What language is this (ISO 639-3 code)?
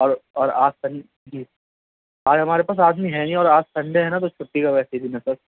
urd